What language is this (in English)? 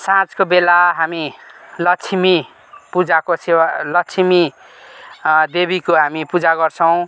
Nepali